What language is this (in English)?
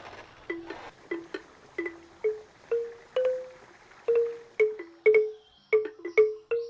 Indonesian